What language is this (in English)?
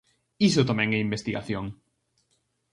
Galician